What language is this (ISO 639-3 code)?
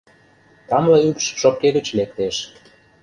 chm